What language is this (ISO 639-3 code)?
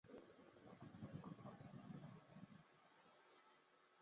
zho